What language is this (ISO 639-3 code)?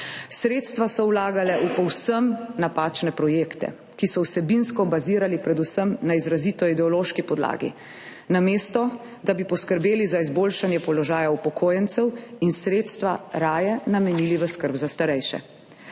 slv